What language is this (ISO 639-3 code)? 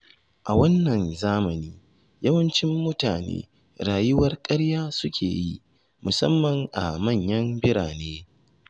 hau